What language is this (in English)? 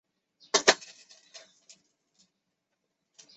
Chinese